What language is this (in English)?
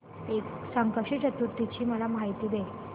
Marathi